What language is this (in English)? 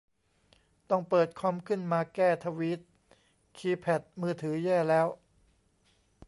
Thai